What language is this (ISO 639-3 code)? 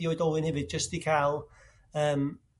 cym